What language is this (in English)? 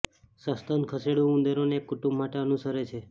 Gujarati